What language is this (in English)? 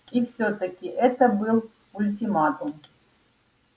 Russian